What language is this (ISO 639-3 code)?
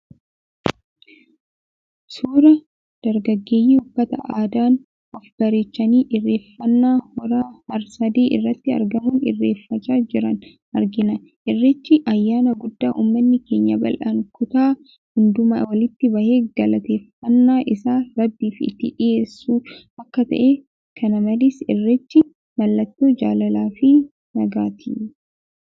orm